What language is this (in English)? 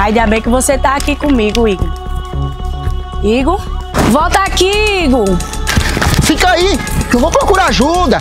Portuguese